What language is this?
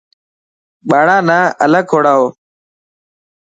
Dhatki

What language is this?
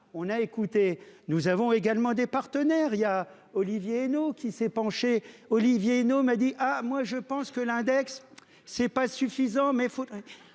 French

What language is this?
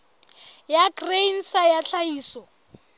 Southern Sotho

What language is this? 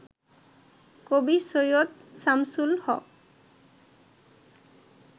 Bangla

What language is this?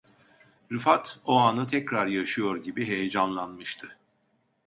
Turkish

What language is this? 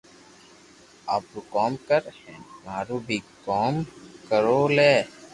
Loarki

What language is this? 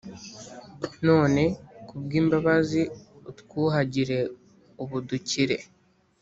Kinyarwanda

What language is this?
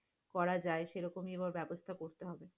Bangla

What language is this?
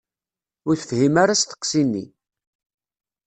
Kabyle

